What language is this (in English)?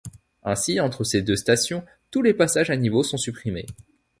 French